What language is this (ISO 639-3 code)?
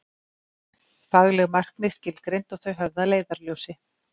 isl